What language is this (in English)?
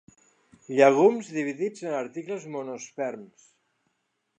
Catalan